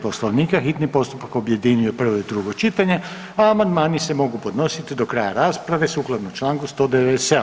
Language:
Croatian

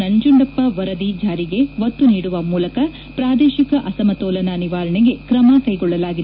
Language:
Kannada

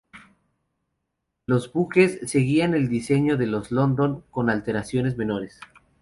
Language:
Spanish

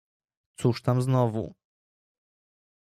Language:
Polish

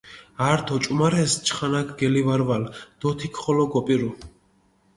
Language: Mingrelian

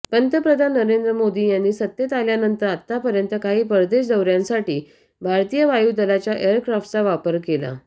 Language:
Marathi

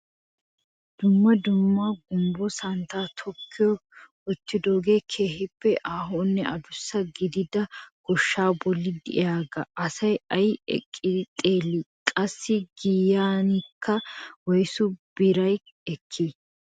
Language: Wolaytta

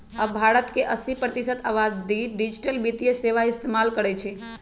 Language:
Magahi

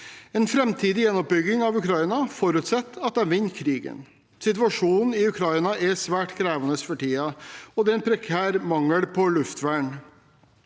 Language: Norwegian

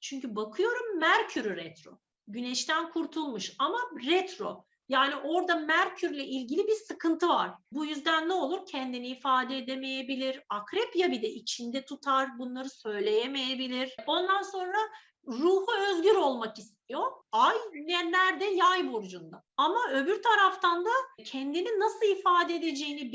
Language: Turkish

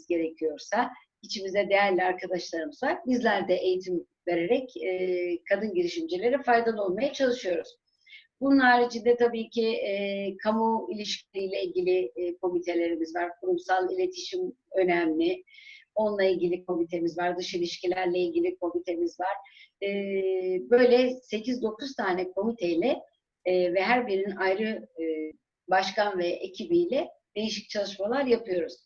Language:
Turkish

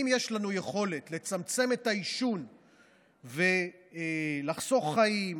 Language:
Hebrew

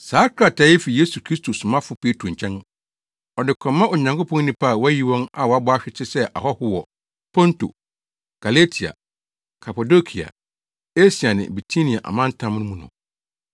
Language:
Akan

